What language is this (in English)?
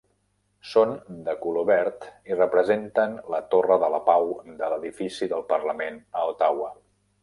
Catalan